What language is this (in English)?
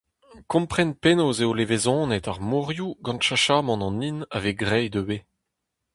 Breton